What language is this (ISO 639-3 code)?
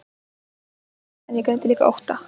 isl